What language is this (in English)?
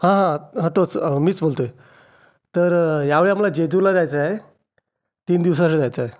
Marathi